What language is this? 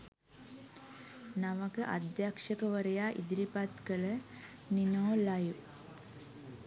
Sinhala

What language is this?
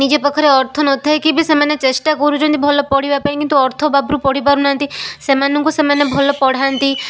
Odia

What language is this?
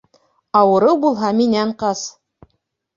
Bashkir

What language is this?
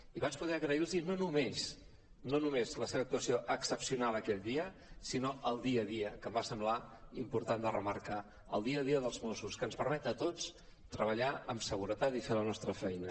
Catalan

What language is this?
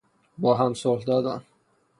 Persian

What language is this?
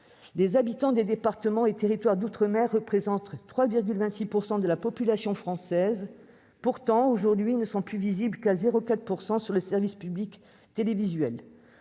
French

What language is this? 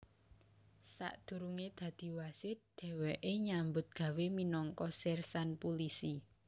Javanese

